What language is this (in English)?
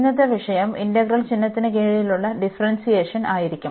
Malayalam